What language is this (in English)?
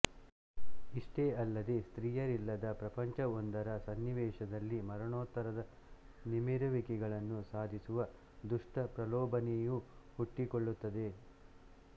Kannada